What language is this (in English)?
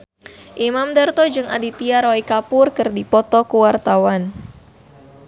Sundanese